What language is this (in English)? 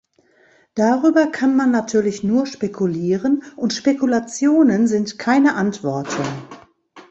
German